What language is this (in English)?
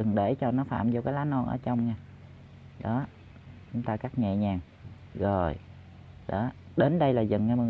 Vietnamese